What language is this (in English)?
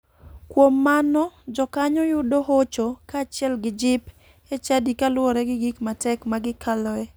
Luo (Kenya and Tanzania)